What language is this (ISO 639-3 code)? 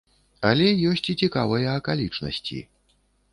bel